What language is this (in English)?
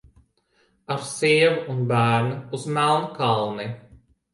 Latvian